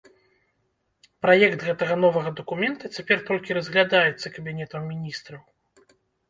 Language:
Belarusian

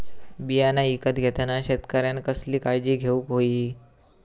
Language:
Marathi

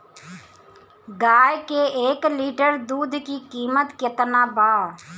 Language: Bhojpuri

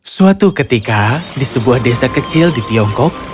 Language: Indonesian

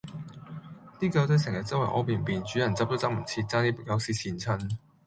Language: Cantonese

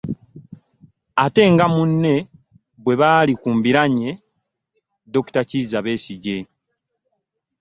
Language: Ganda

